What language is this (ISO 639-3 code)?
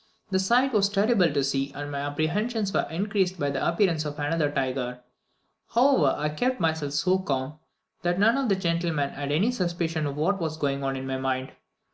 eng